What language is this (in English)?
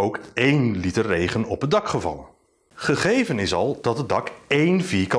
Dutch